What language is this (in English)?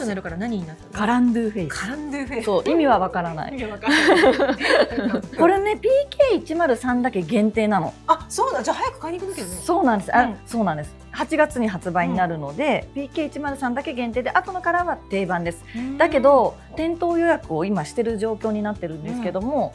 Japanese